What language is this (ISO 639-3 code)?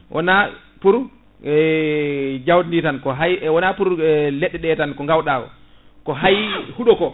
ful